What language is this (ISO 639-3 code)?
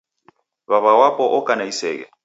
dav